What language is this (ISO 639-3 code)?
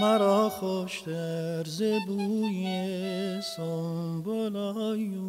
fas